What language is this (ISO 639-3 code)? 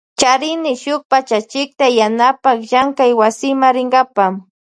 qvj